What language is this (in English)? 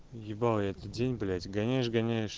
Russian